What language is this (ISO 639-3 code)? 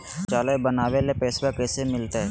mag